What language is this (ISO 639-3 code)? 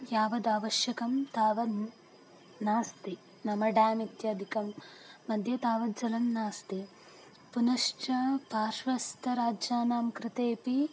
san